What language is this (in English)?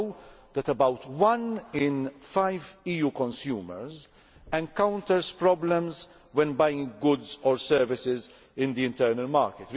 English